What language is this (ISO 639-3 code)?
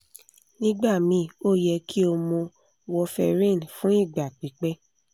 yor